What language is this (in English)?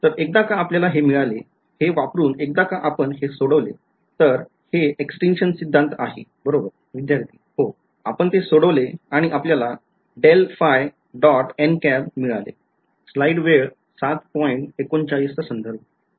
Marathi